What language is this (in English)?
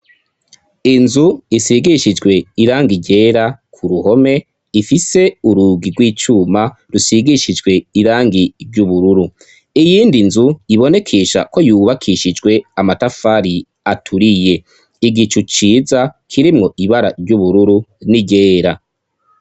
Rundi